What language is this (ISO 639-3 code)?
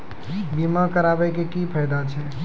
mai